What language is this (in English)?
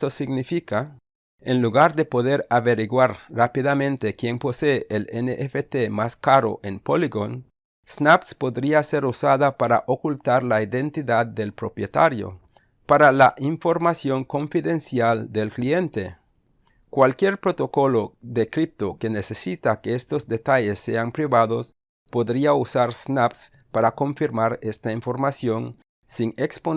Spanish